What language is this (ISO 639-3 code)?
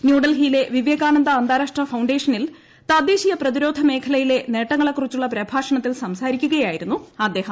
mal